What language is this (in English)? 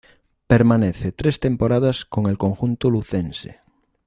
Spanish